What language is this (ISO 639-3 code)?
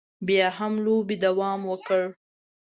pus